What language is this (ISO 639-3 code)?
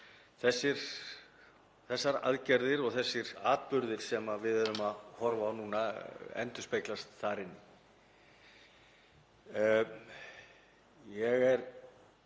isl